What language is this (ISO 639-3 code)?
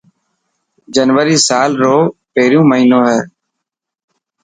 mki